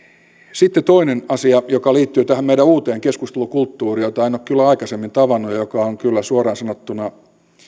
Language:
Finnish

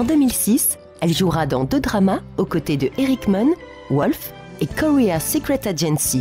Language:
French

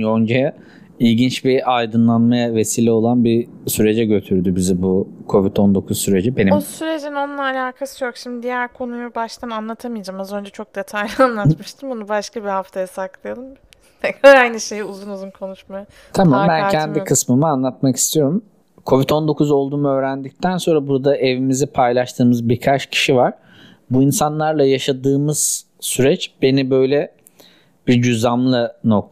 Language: Turkish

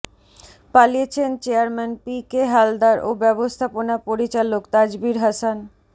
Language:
Bangla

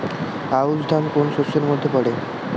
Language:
Bangla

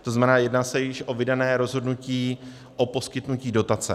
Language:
Czech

